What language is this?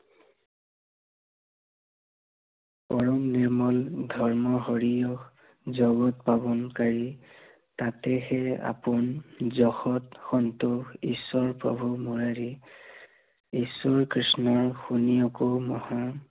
Assamese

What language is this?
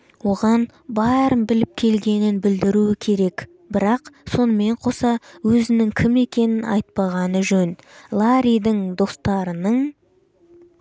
Kazakh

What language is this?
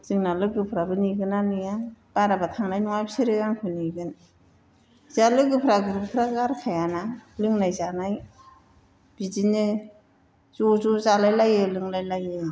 Bodo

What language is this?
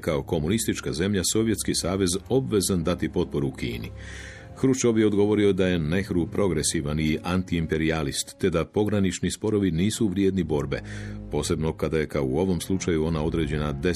Croatian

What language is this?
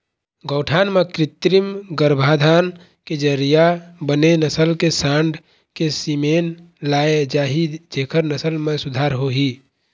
Chhattisgarhi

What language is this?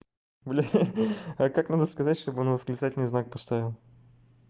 Russian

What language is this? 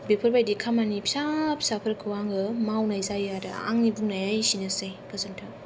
Bodo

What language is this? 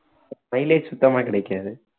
Tamil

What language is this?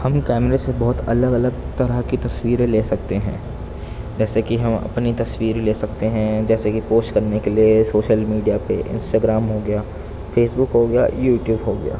Urdu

